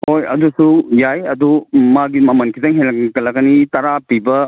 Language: Manipuri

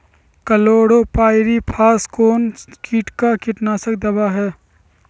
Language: Magahi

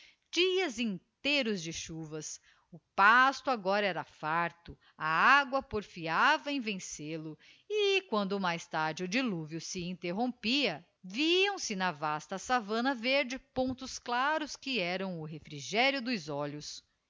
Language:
Portuguese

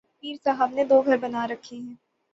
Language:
Urdu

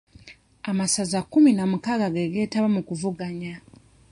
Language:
Ganda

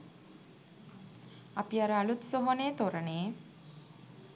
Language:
Sinhala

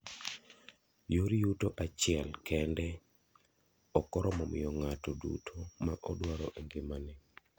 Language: Luo (Kenya and Tanzania)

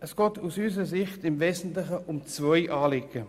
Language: Swiss German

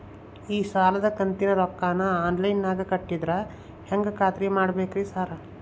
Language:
Kannada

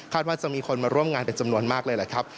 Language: Thai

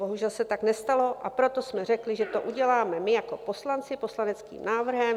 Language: Czech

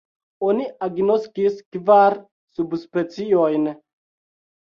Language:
Esperanto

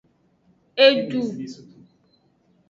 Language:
Aja (Benin)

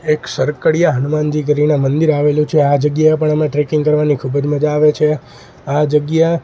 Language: Gujarati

